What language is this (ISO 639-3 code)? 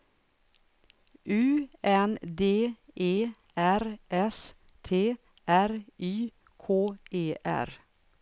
swe